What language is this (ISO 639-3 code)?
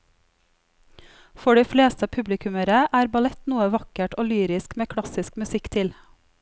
nor